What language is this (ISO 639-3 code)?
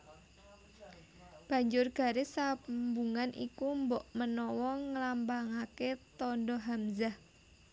jav